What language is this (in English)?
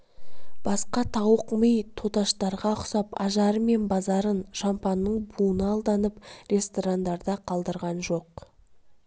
Kazakh